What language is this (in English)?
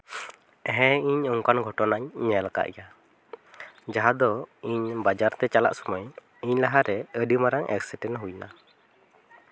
Santali